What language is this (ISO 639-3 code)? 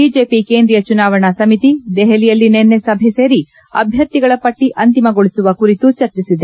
kan